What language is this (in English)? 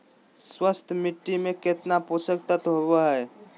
Magahi